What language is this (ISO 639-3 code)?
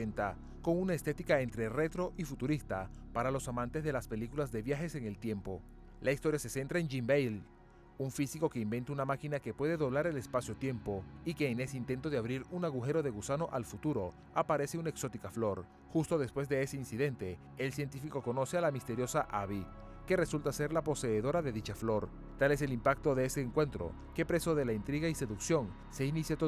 spa